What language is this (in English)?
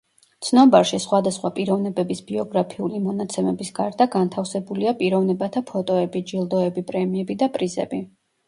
Georgian